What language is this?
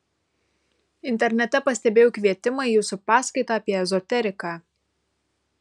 Lithuanian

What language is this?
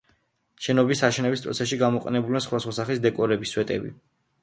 Georgian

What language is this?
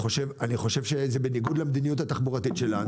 Hebrew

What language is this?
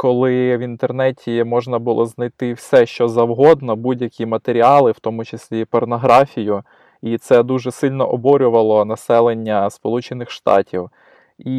Ukrainian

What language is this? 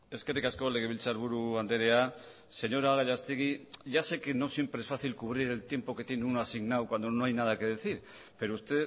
Spanish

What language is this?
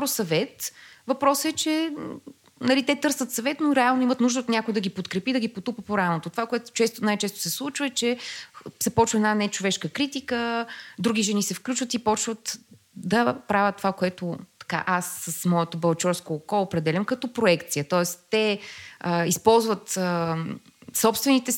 Bulgarian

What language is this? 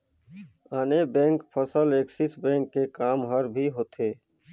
Chhattisgarhi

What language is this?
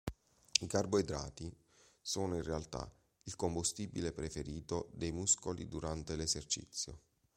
Italian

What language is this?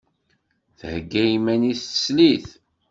Kabyle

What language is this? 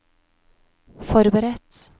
Norwegian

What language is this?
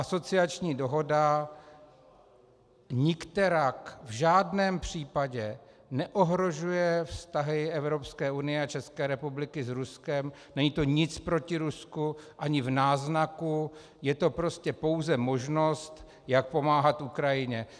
Czech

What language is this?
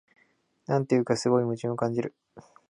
Japanese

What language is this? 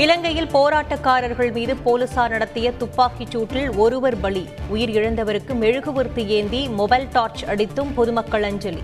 Tamil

